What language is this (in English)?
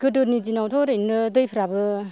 Bodo